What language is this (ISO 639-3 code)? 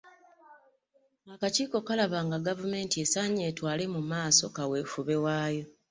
lug